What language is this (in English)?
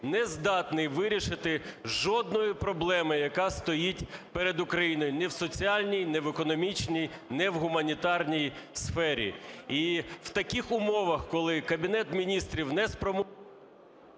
Ukrainian